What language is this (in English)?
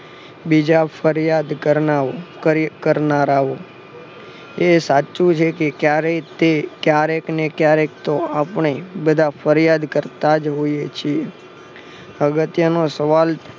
Gujarati